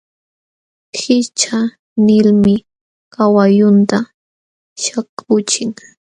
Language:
Jauja Wanca Quechua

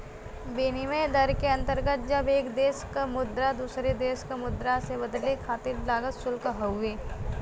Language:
Bhojpuri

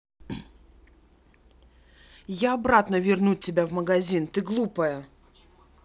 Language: Russian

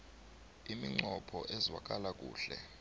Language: South Ndebele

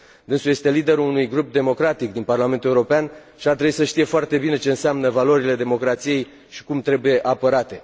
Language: Romanian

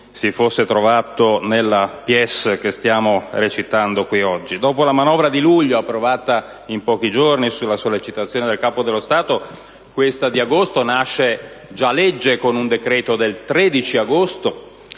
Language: Italian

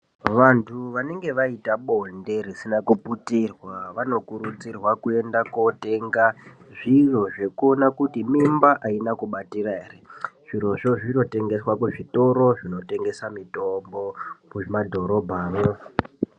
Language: Ndau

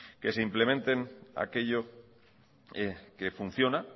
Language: Spanish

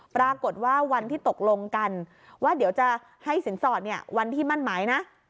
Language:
Thai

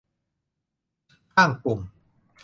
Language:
Thai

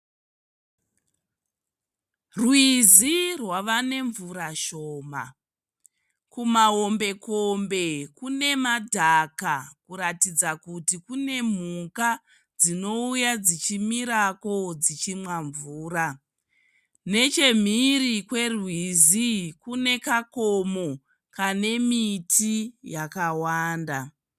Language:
Shona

